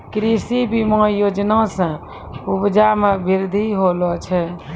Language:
Maithili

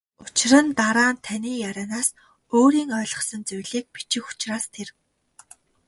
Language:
Mongolian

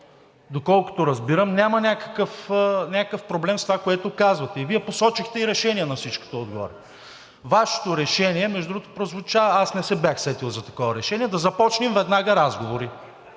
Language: Bulgarian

